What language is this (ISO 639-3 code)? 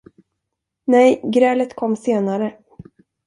swe